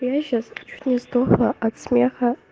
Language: Russian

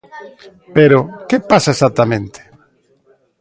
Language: Galician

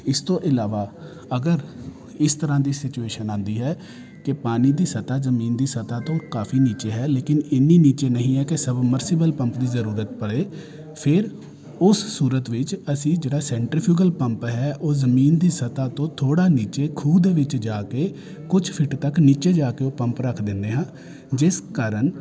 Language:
Punjabi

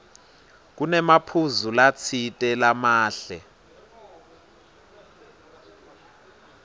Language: Swati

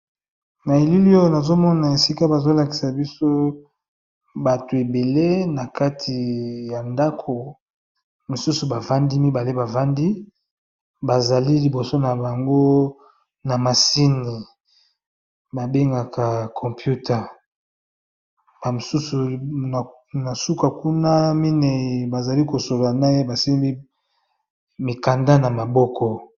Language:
Lingala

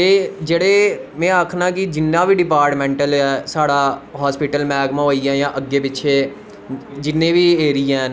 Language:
Dogri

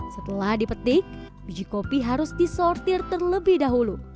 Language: Indonesian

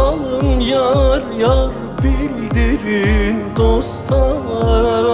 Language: Turkish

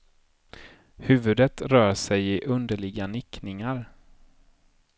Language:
Swedish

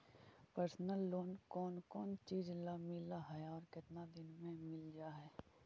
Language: Magahi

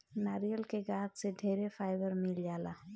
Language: Bhojpuri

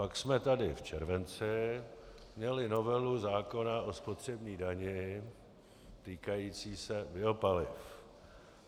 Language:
Czech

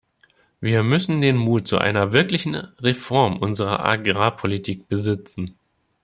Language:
German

